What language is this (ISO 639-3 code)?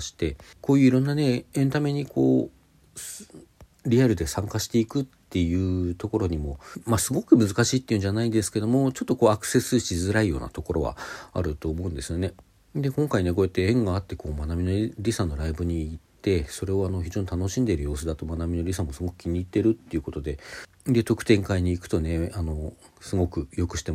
jpn